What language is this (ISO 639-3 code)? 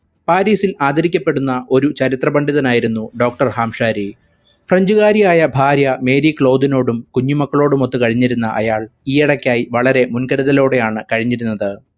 mal